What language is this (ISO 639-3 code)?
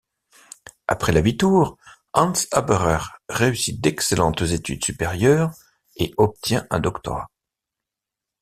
fra